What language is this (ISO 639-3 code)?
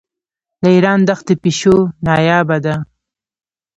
pus